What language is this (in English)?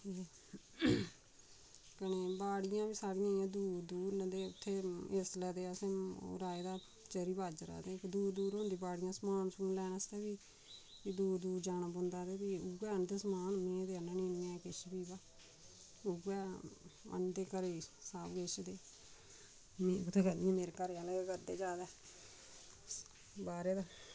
Dogri